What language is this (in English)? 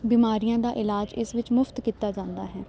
Punjabi